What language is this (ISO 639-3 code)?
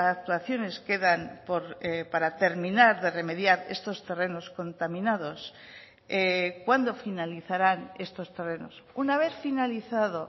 spa